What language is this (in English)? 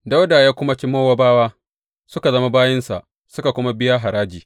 Hausa